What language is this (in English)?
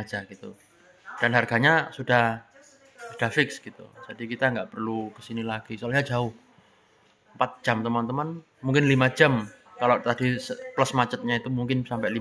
Indonesian